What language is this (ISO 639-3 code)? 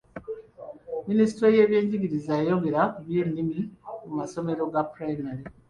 lug